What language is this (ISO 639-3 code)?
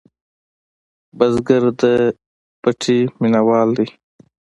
pus